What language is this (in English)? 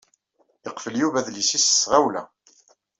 Kabyle